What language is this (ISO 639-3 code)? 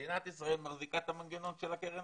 heb